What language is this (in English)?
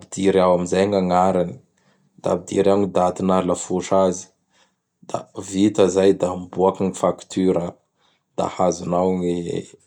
Bara Malagasy